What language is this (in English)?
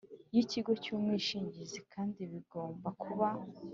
Kinyarwanda